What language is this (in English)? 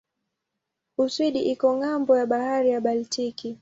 Swahili